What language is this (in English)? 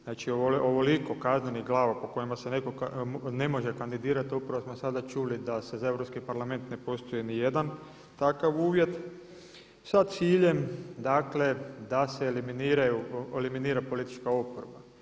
Croatian